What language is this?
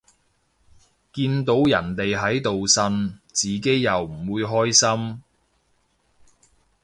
Cantonese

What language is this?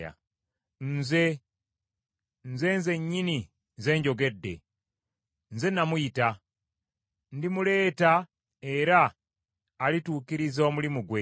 Ganda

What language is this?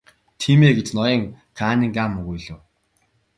Mongolian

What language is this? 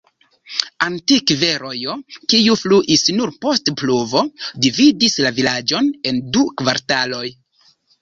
Esperanto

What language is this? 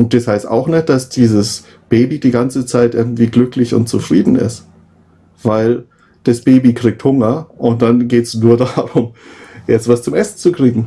German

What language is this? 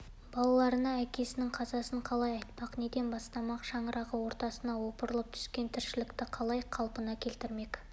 Kazakh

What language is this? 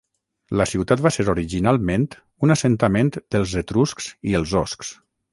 Catalan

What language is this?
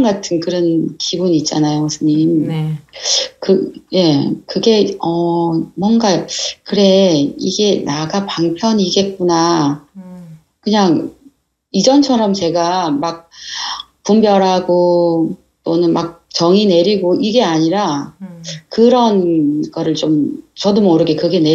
Korean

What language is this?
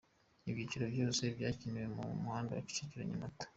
Kinyarwanda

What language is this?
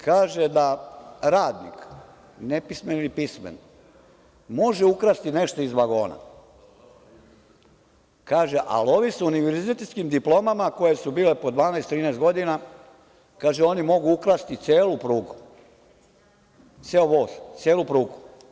Serbian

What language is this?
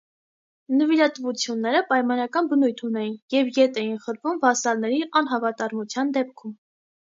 Armenian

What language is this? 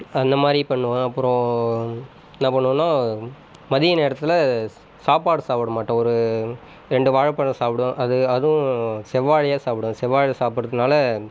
Tamil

